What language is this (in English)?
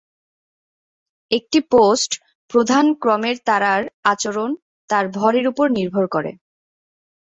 Bangla